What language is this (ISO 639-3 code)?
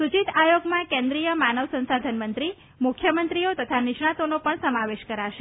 guj